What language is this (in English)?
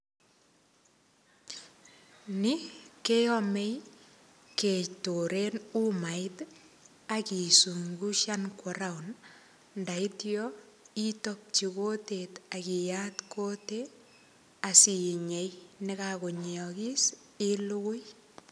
Kalenjin